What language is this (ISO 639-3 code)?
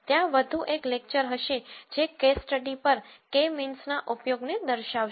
guj